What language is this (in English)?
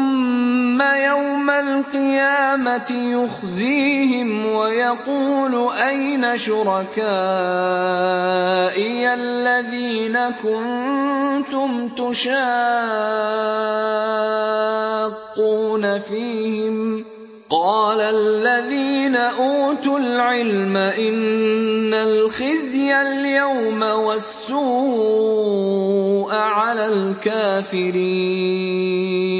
Arabic